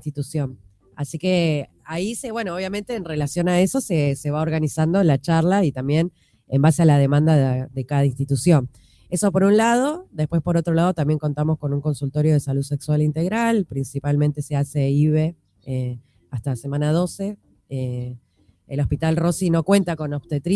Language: Spanish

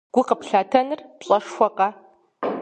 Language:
Kabardian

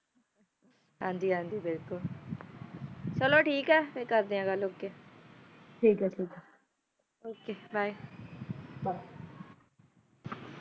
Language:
Punjabi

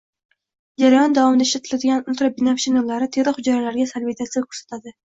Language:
Uzbek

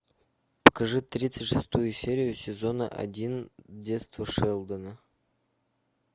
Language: Russian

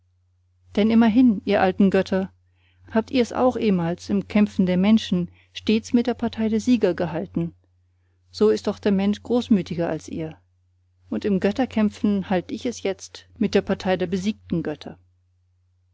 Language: German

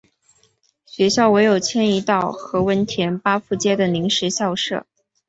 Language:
Chinese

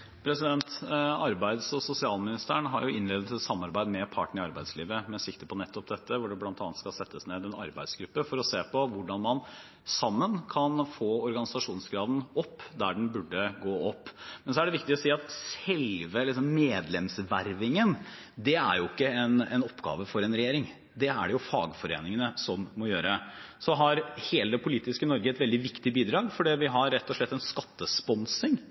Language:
Norwegian Bokmål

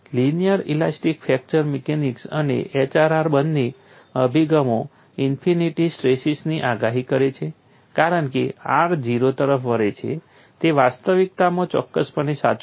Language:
Gujarati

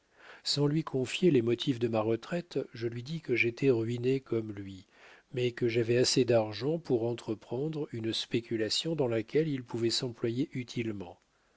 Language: French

